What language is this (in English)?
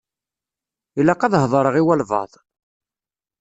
Kabyle